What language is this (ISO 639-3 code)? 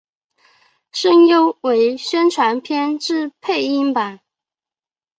zho